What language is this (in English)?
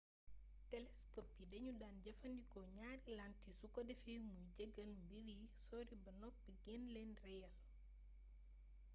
Wolof